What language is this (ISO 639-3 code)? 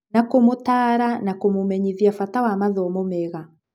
kik